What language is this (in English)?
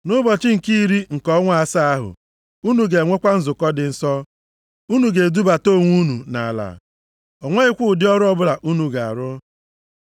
Igbo